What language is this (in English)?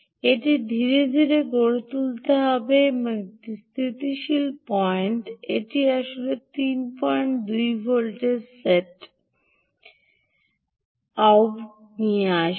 Bangla